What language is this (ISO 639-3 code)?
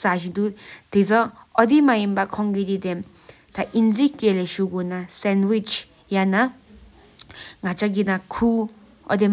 sip